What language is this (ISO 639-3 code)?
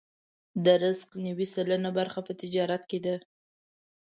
pus